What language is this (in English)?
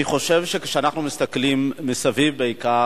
Hebrew